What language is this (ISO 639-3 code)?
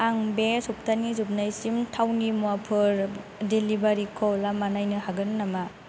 brx